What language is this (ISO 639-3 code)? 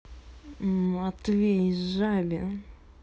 rus